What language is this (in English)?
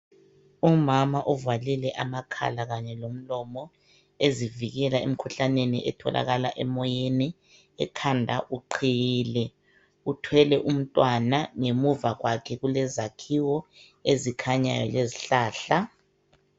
North Ndebele